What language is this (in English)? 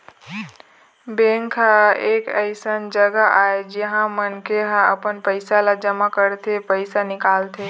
Chhattisgarhi